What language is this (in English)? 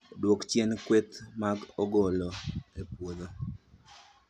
Luo (Kenya and Tanzania)